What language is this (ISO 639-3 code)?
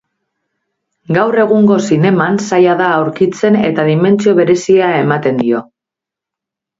eus